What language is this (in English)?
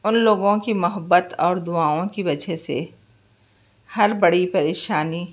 Urdu